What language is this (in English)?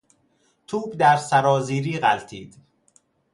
Persian